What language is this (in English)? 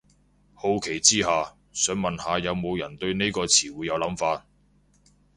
Cantonese